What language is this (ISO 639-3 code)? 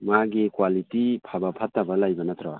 mni